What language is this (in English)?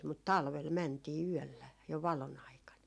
Finnish